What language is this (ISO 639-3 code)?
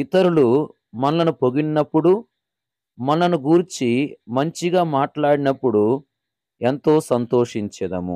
tel